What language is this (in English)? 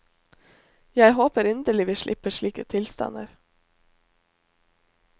Norwegian